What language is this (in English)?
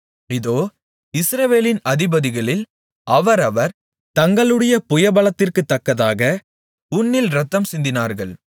Tamil